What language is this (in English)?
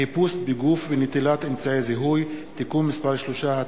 Hebrew